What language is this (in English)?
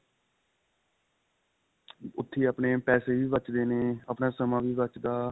Punjabi